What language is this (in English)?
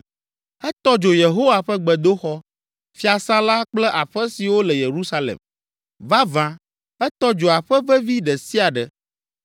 Ewe